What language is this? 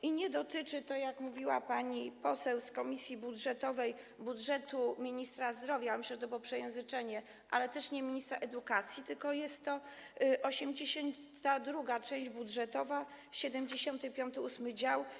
Polish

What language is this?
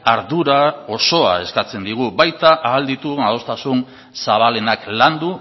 Basque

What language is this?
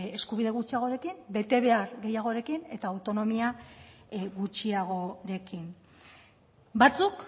Basque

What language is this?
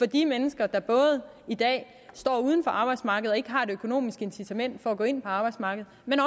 Danish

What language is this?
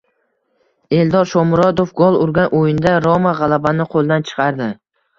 Uzbek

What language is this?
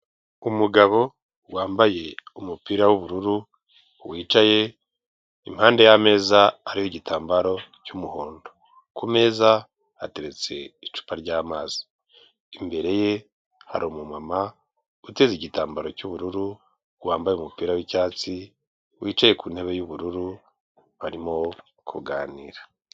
Kinyarwanda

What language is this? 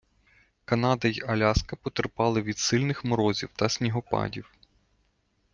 Ukrainian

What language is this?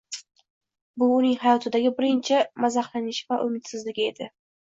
Uzbek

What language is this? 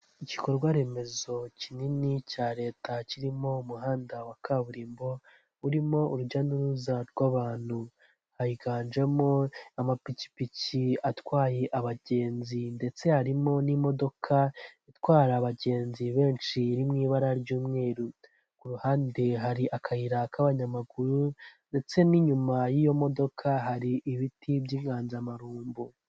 Kinyarwanda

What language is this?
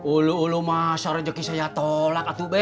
Indonesian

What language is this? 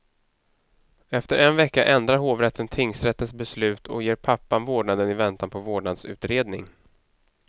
Swedish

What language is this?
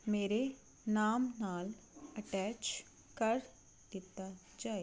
Punjabi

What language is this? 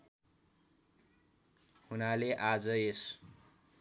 Nepali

